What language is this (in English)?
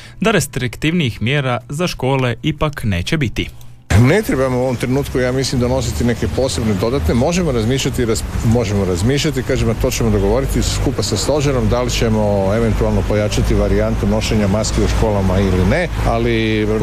Croatian